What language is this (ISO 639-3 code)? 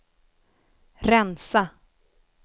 swe